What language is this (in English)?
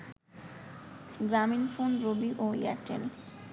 Bangla